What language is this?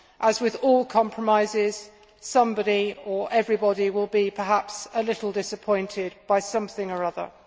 English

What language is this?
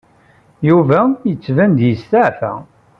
Kabyle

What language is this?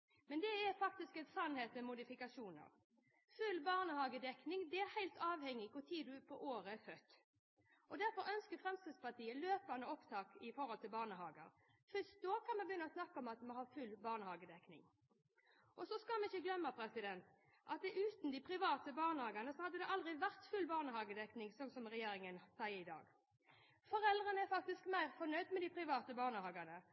Norwegian Bokmål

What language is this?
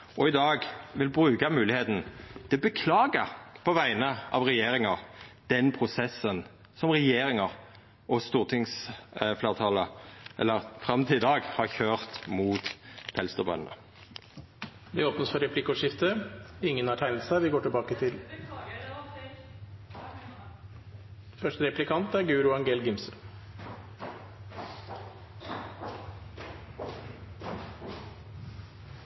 Norwegian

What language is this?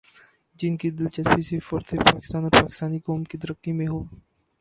Urdu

